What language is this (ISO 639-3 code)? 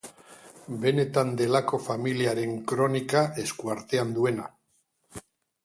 eus